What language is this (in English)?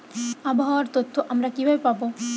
Bangla